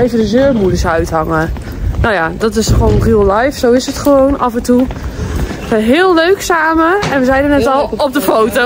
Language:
Dutch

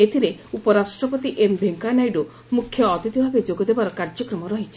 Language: Odia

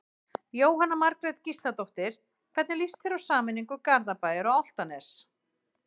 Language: Icelandic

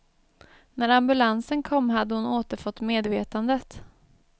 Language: Swedish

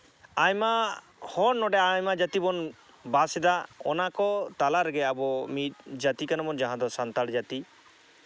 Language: Santali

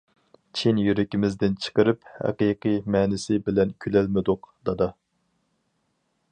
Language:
Uyghur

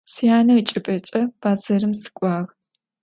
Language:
Adyghe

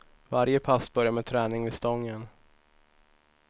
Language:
Swedish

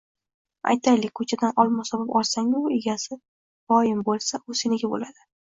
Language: Uzbek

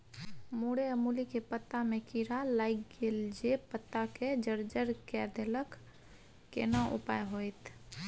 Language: Maithili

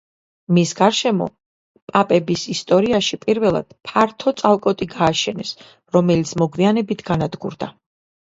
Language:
Georgian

